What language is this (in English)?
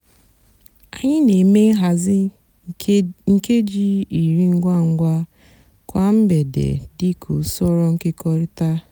Igbo